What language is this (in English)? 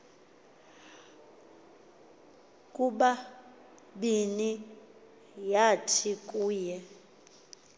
Xhosa